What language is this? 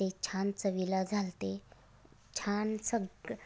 Marathi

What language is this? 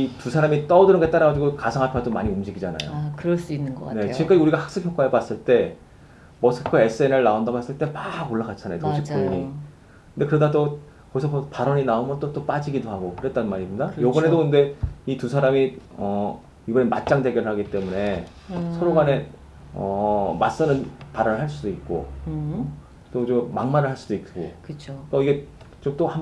Korean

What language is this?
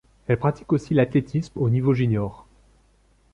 French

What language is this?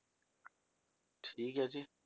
Punjabi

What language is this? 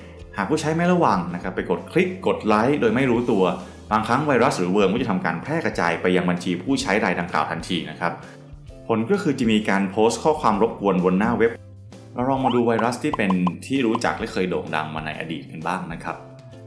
Thai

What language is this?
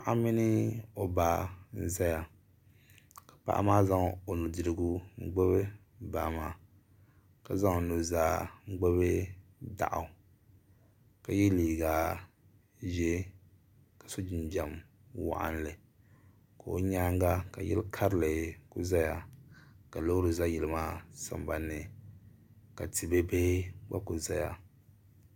Dagbani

